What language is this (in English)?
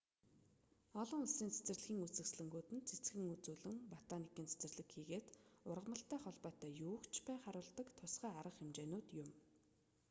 Mongolian